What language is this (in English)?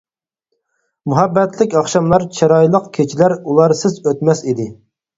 Uyghur